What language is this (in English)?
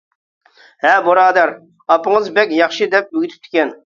Uyghur